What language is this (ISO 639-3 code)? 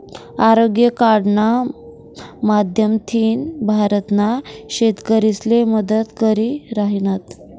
mar